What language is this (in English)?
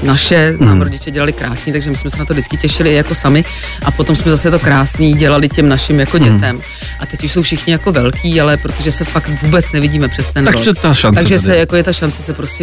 Czech